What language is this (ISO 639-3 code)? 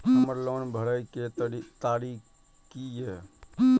mai